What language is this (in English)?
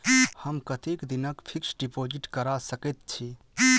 Maithili